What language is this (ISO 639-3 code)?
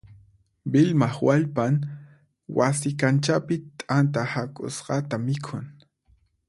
qxp